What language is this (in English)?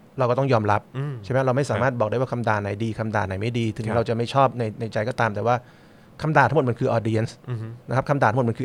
Thai